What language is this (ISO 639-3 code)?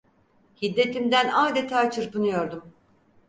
tur